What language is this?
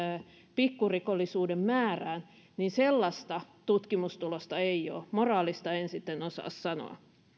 Finnish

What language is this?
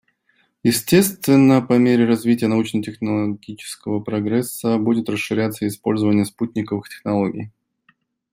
Russian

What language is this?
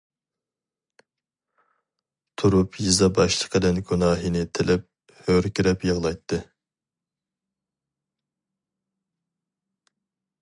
Uyghur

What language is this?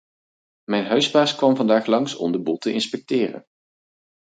Dutch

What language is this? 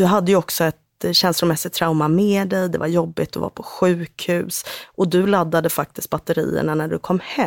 Swedish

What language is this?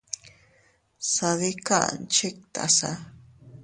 Teutila Cuicatec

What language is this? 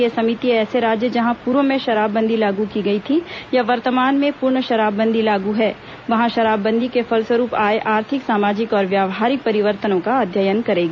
Hindi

